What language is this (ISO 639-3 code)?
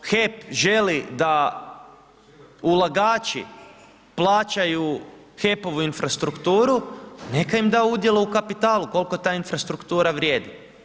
hrv